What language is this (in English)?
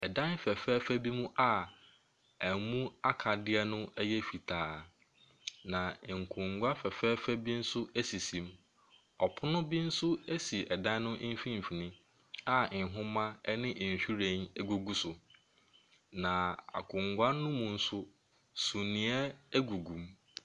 Akan